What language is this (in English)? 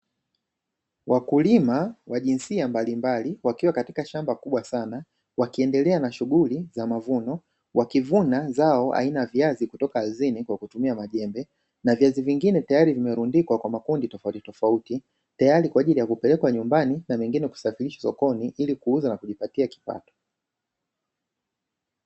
Swahili